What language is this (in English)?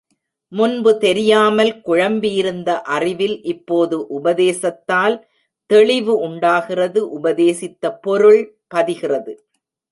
Tamil